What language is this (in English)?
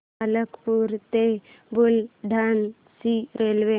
Marathi